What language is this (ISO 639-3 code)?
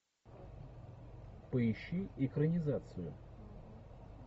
rus